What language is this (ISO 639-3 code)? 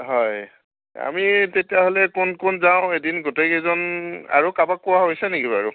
asm